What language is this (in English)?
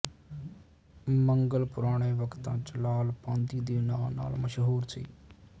Punjabi